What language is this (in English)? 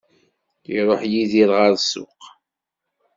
Kabyle